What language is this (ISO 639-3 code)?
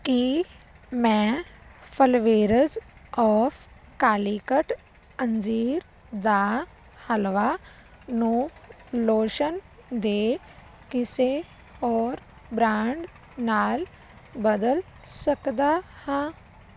pan